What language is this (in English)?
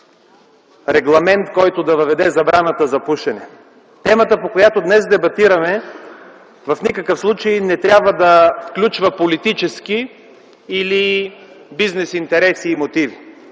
Bulgarian